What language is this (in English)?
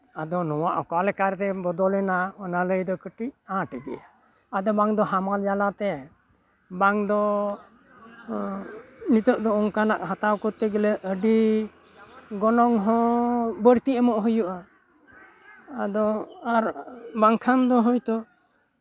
Santali